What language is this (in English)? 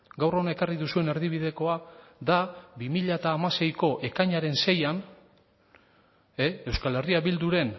Basque